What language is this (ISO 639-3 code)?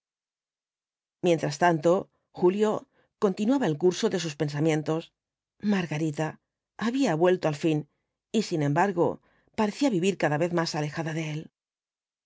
spa